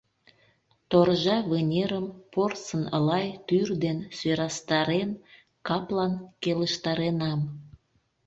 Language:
Mari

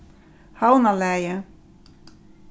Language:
Faroese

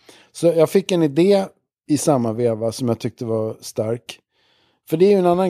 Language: Swedish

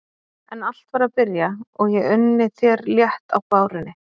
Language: Icelandic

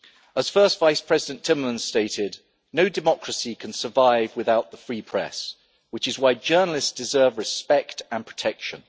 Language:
English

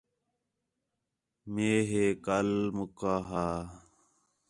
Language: Khetrani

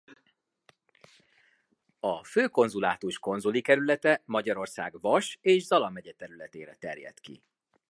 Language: Hungarian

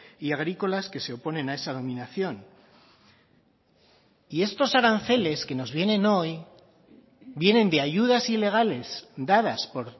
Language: Spanish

